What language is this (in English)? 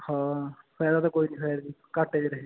Punjabi